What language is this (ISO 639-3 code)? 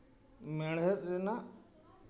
sat